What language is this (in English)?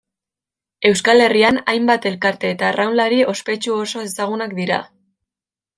Basque